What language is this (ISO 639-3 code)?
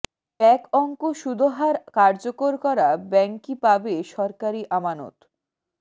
ben